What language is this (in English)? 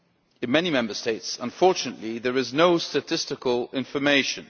English